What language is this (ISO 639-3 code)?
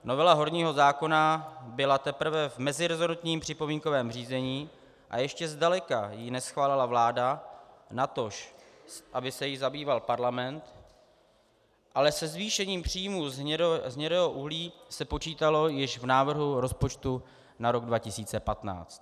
ces